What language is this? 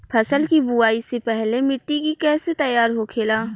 Bhojpuri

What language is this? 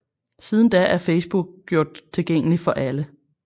Danish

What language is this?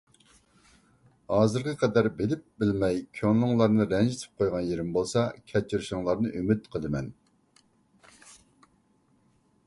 Uyghur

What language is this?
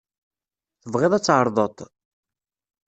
Kabyle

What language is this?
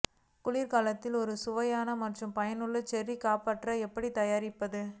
Tamil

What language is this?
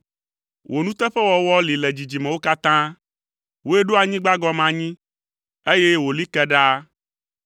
Ewe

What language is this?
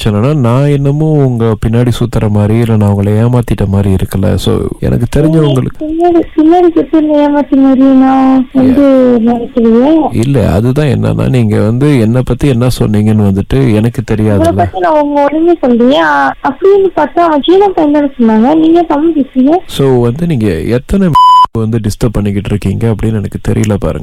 Tamil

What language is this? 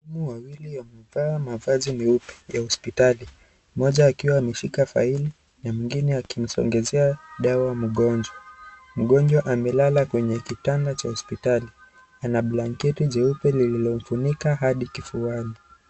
Swahili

